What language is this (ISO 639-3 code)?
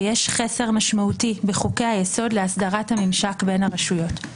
heb